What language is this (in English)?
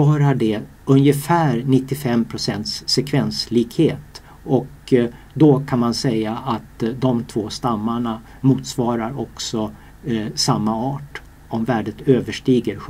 Swedish